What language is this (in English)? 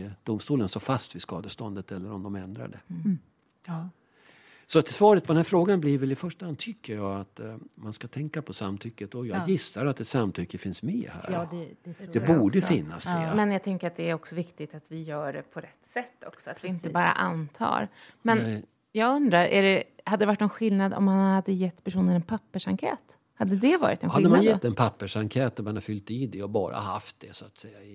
Swedish